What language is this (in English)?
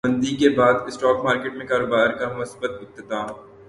Urdu